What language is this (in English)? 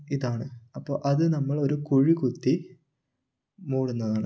Malayalam